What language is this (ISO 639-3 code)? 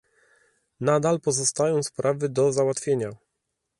pol